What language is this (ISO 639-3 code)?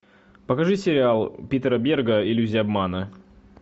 rus